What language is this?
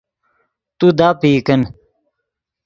Yidgha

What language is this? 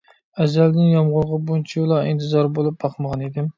Uyghur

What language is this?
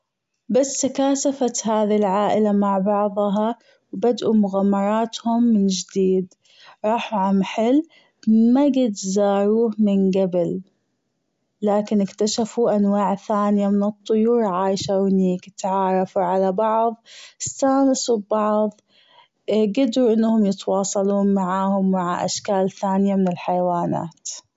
Gulf Arabic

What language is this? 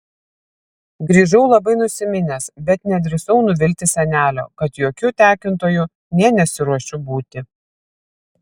Lithuanian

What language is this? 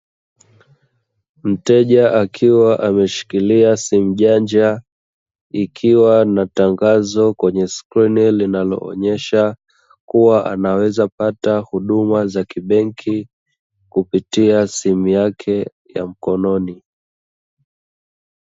Swahili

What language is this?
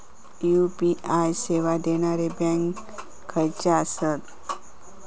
Marathi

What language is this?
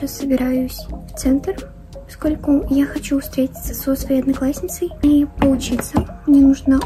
Russian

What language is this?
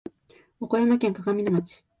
Japanese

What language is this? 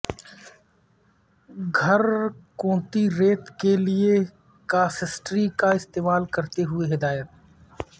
Urdu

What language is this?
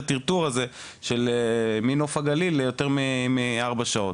Hebrew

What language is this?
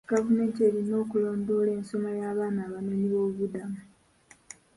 Ganda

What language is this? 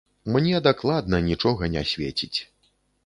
Belarusian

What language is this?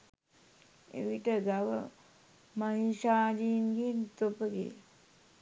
Sinhala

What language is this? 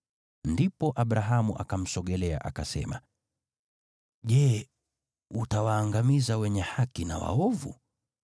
Swahili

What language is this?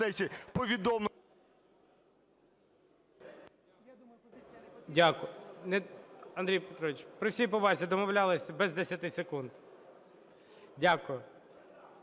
Ukrainian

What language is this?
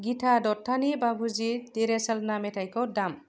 Bodo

